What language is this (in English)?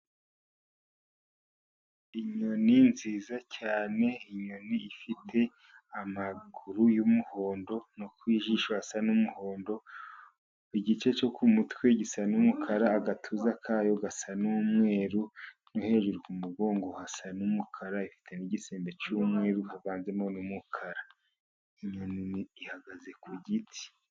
Kinyarwanda